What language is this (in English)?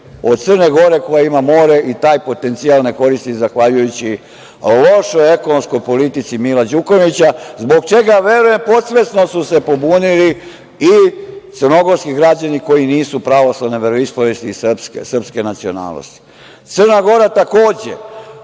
Serbian